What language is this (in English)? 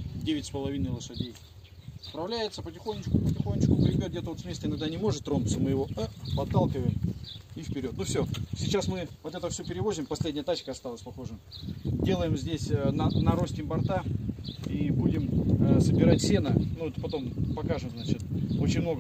Russian